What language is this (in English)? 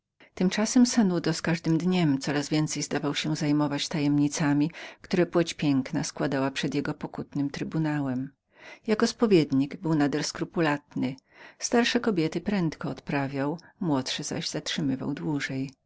Polish